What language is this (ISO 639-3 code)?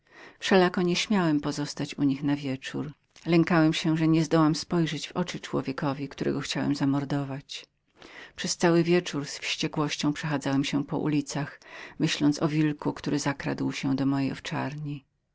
pol